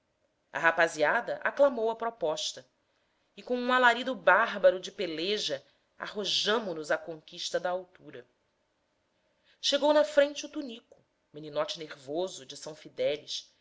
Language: Portuguese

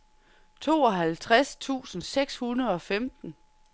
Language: Danish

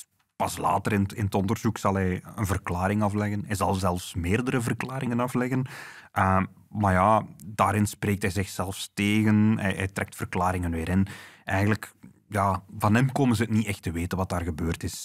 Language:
Dutch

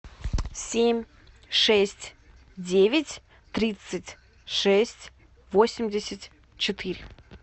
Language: Russian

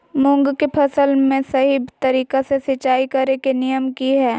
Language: Magahi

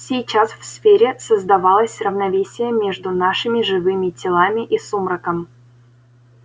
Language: Russian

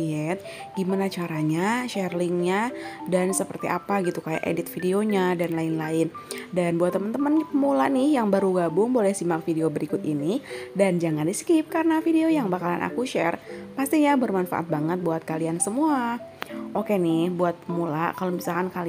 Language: Indonesian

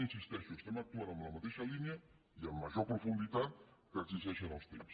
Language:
Catalan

